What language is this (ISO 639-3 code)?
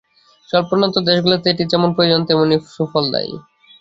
ben